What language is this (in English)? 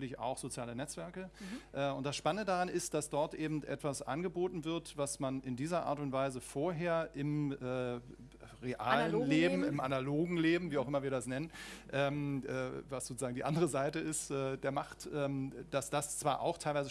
German